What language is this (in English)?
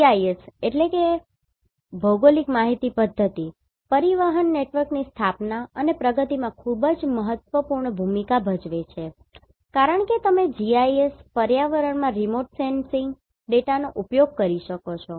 Gujarati